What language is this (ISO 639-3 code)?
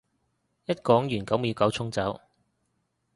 yue